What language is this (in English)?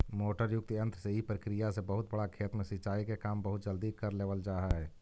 Magahi